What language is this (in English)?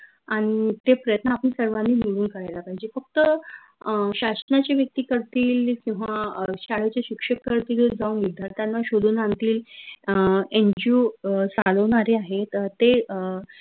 Marathi